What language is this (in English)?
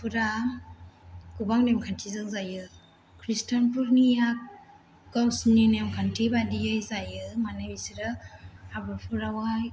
Bodo